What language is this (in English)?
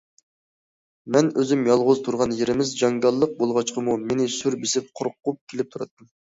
Uyghur